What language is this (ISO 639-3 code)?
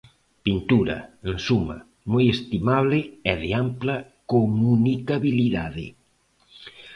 glg